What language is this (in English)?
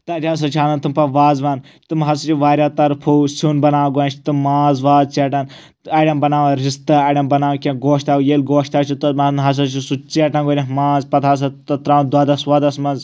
Kashmiri